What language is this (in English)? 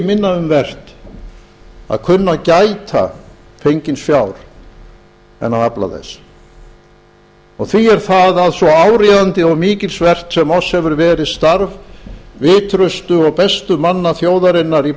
Icelandic